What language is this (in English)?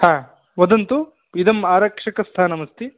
Sanskrit